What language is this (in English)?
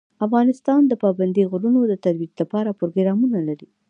Pashto